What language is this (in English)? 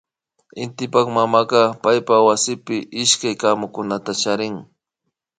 Imbabura Highland Quichua